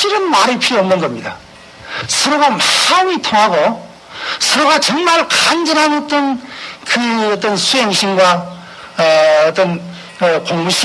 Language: Korean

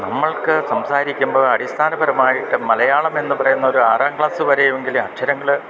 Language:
Malayalam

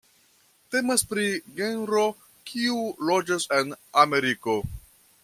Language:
Esperanto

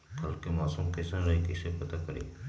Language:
Magahi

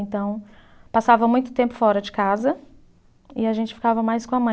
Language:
Portuguese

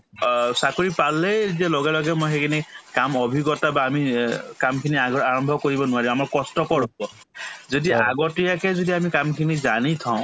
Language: Assamese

